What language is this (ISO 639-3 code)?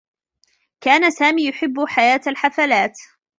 ara